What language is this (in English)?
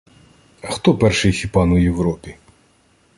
Ukrainian